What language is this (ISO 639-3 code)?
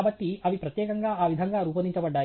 tel